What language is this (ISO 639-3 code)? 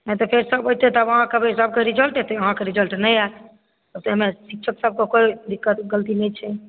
mai